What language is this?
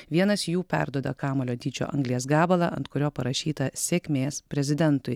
Lithuanian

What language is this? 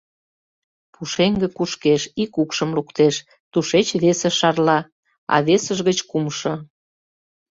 Mari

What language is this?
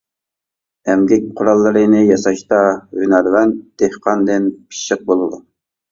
Uyghur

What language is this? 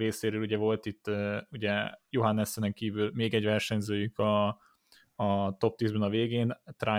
Hungarian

